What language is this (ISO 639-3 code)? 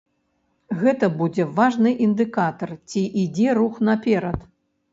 bel